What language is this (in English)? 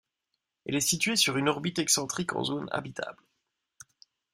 French